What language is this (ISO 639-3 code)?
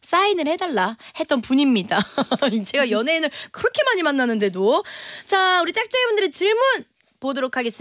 kor